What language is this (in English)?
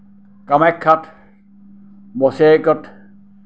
Assamese